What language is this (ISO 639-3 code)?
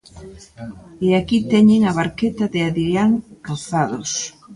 glg